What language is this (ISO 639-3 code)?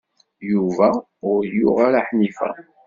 kab